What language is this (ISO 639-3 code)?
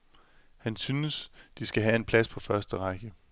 dan